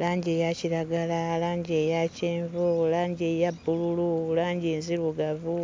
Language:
Ganda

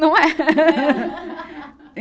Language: Portuguese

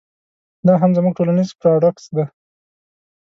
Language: Pashto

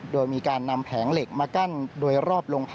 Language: Thai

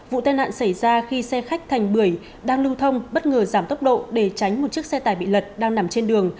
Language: Vietnamese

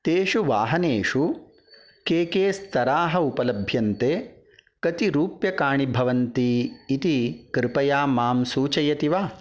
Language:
Sanskrit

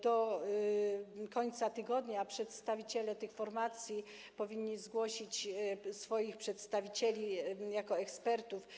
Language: Polish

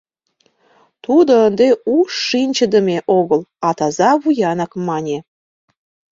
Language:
Mari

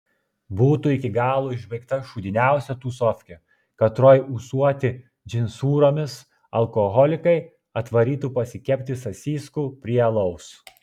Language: Lithuanian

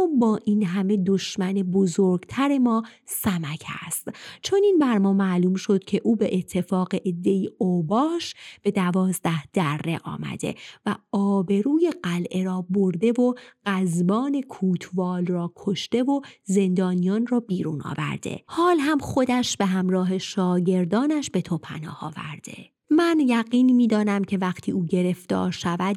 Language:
Persian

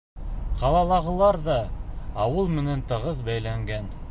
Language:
Bashkir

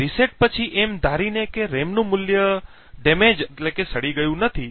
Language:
Gujarati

